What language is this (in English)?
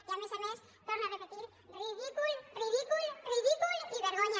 Catalan